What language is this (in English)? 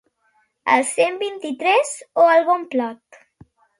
Catalan